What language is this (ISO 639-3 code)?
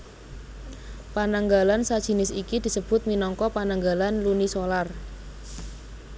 jav